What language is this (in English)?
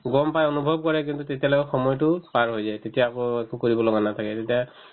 Assamese